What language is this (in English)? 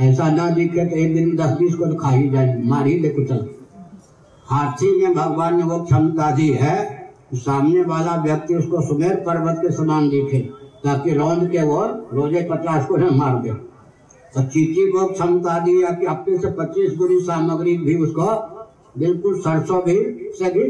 Hindi